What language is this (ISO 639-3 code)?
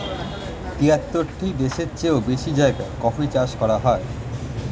ben